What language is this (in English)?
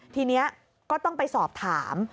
Thai